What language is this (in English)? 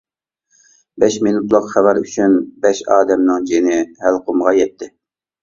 Uyghur